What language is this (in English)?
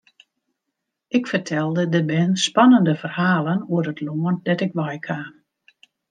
Western Frisian